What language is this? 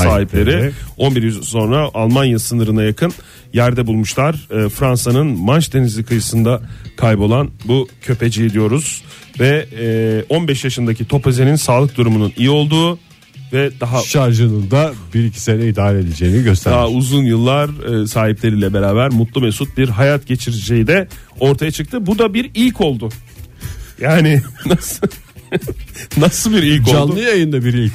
Turkish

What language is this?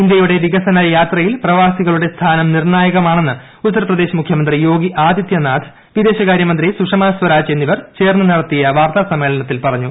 Malayalam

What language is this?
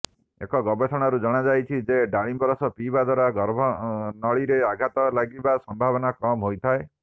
Odia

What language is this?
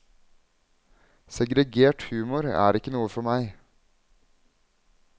Norwegian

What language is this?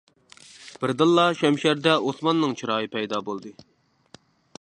Uyghur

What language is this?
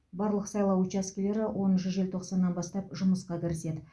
Kazakh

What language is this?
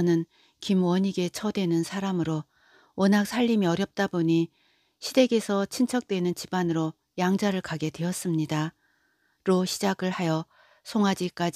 Korean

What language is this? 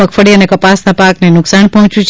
Gujarati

